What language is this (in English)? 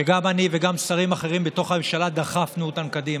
Hebrew